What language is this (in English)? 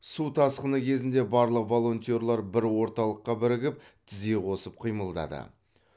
Kazakh